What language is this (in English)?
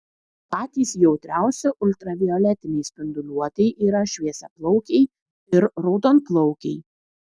Lithuanian